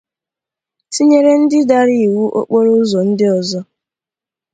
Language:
Igbo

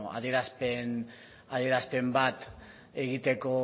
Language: Basque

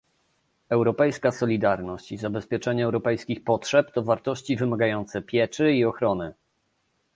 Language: Polish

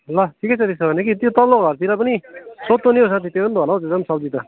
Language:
Nepali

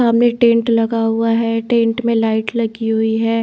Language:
Hindi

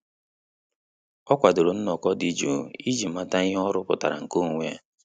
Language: Igbo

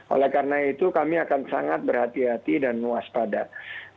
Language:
Indonesian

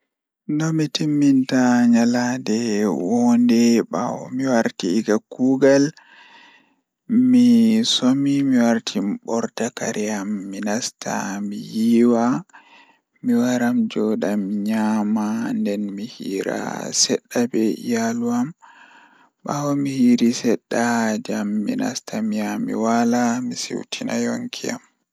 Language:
Fula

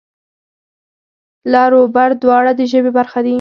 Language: Pashto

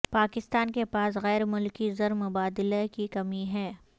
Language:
Urdu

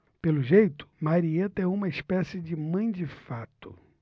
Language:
Portuguese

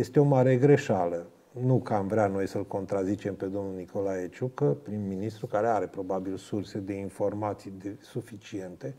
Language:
Romanian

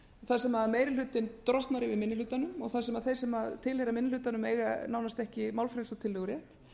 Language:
Icelandic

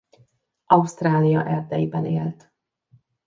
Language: Hungarian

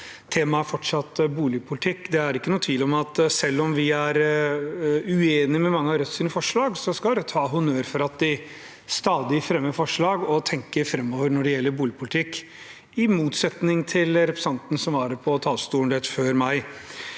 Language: Norwegian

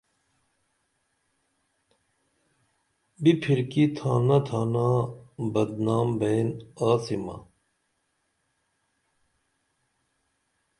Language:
Dameli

